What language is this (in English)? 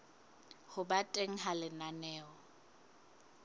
Southern Sotho